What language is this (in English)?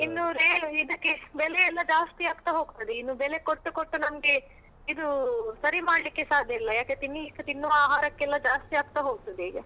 Kannada